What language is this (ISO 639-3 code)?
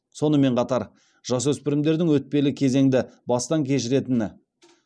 kaz